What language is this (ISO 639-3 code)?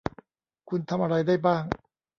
tha